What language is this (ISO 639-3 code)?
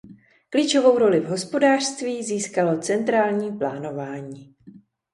ces